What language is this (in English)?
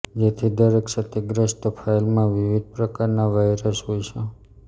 Gujarati